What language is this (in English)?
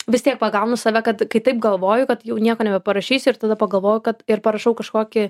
Lithuanian